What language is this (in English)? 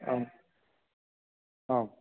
Sanskrit